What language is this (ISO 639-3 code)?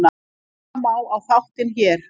isl